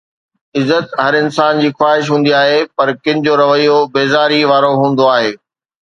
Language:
Sindhi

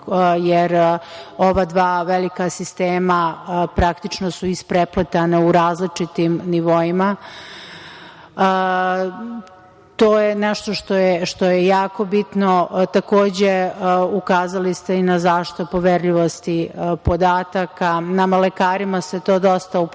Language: Serbian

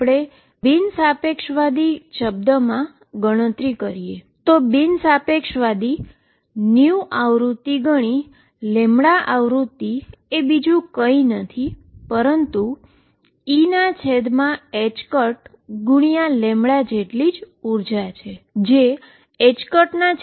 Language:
Gujarati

